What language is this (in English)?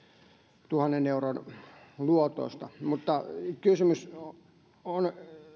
Finnish